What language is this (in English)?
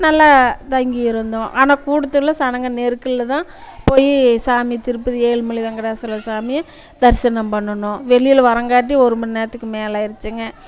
Tamil